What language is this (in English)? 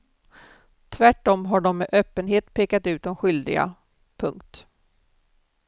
Swedish